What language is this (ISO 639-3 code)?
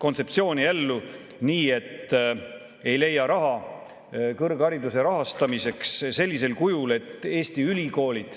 est